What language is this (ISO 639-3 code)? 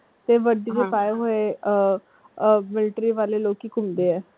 pan